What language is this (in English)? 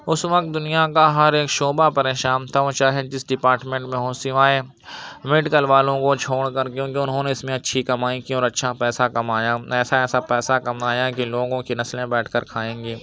Urdu